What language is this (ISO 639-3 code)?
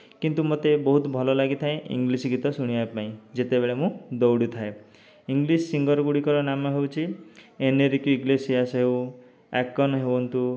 ori